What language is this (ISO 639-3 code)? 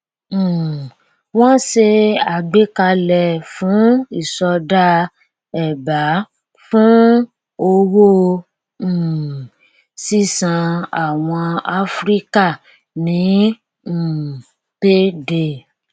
yor